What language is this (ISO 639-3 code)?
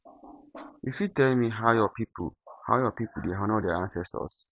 pcm